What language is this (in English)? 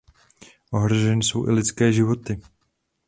Czech